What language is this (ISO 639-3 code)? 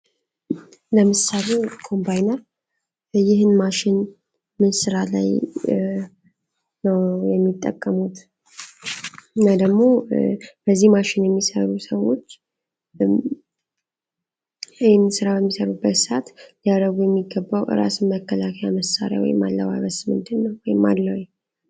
amh